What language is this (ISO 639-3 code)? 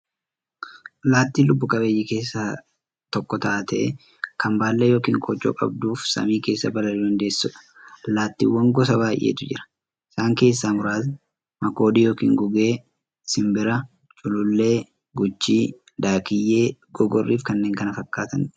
orm